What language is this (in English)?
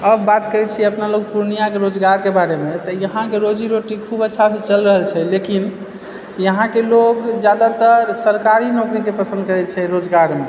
Maithili